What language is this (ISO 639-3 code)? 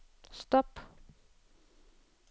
dan